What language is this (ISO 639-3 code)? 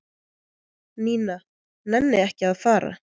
isl